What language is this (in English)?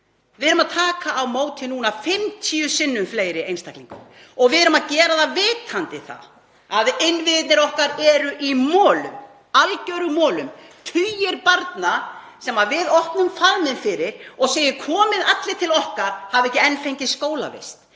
Icelandic